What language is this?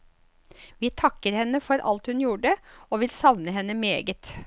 Norwegian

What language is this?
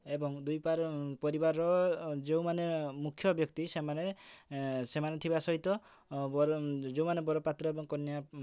Odia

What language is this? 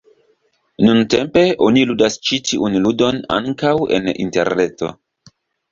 Esperanto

